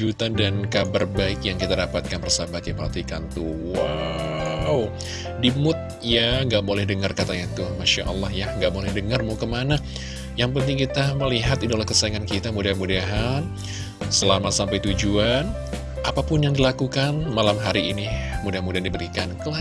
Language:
Indonesian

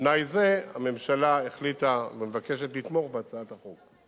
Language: Hebrew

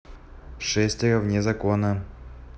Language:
Russian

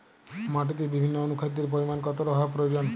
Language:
Bangla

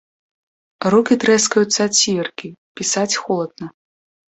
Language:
Belarusian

